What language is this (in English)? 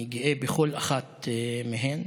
Hebrew